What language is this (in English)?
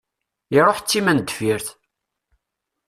Kabyle